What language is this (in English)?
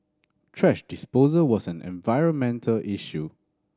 English